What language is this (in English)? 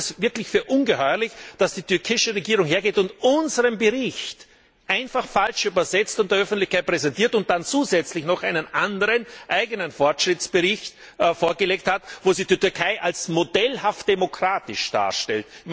German